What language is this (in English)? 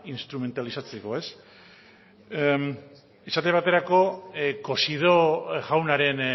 Basque